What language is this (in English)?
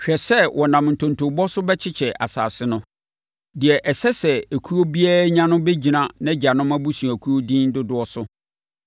Akan